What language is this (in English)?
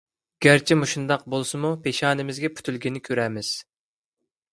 Uyghur